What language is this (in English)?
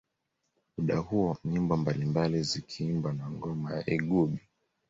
Swahili